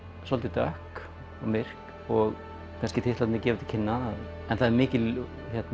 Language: Icelandic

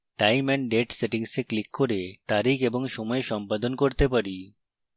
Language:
Bangla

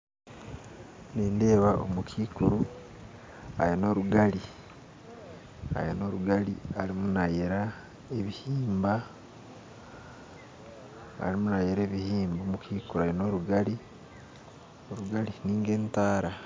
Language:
Nyankole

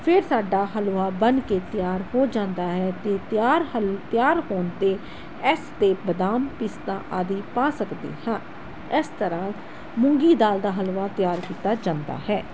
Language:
Punjabi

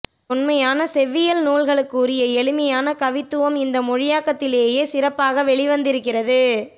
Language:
Tamil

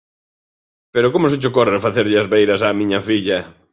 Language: Galician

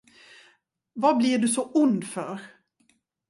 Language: Swedish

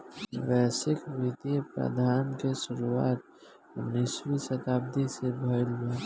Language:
Bhojpuri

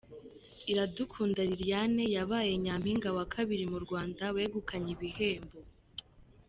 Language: Kinyarwanda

